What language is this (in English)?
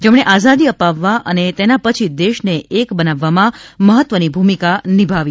Gujarati